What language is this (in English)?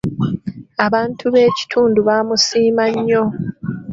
Ganda